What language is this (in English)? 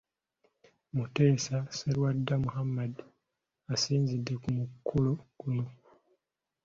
Ganda